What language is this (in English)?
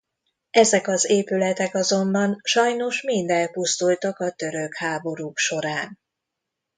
Hungarian